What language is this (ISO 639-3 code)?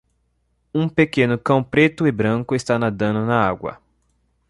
por